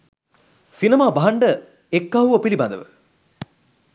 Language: Sinhala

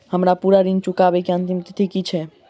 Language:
Maithili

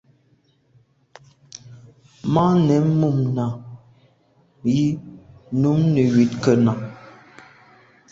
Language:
Medumba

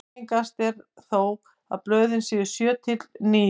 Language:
Icelandic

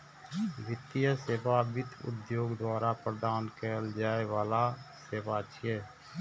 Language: Maithili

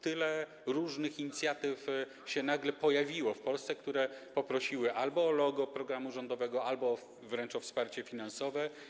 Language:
Polish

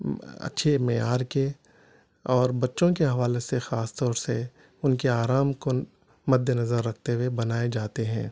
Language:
Urdu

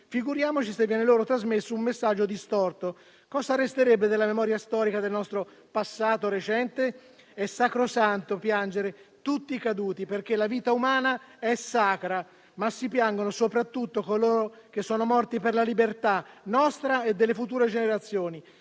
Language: Italian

